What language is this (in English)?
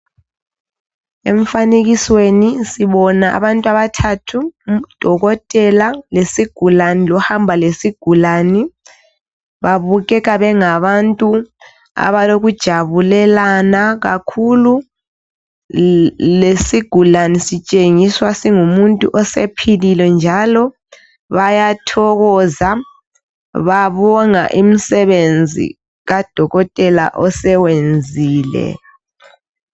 North Ndebele